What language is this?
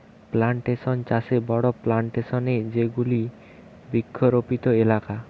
Bangla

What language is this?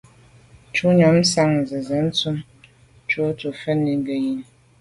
Medumba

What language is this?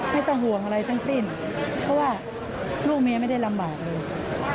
Thai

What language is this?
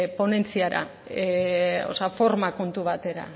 Basque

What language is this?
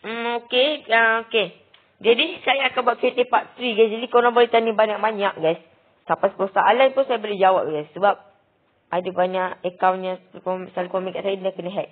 Malay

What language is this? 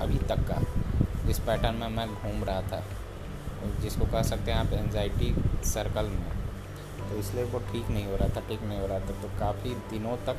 Hindi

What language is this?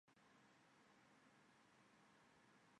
Chinese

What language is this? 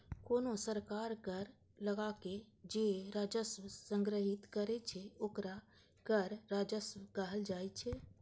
Maithili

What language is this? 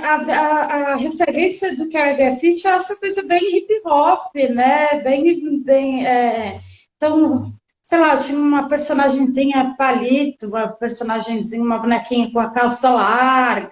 Portuguese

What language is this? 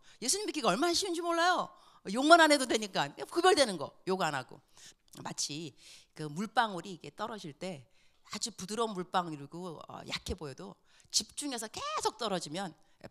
Korean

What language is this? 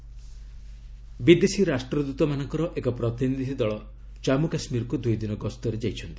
Odia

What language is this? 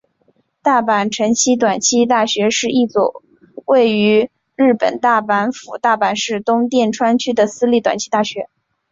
Chinese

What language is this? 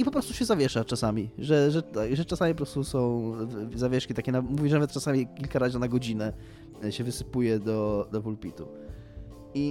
Polish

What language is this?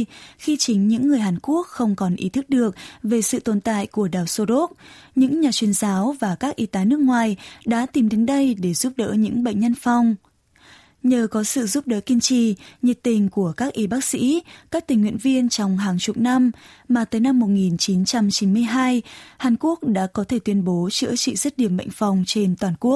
Vietnamese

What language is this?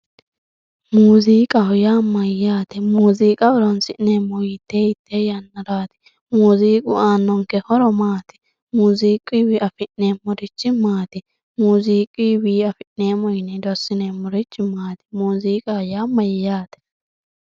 Sidamo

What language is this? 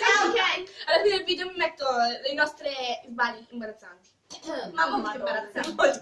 Italian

